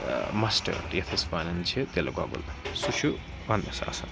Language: Kashmiri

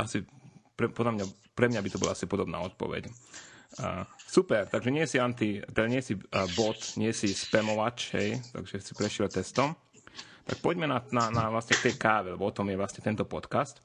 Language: Slovak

